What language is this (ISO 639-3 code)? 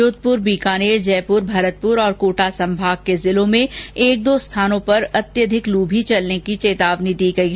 hin